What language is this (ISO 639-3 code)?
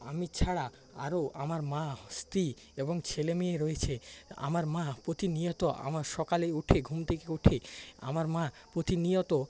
ben